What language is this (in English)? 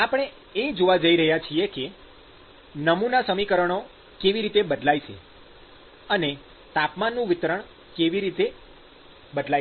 Gujarati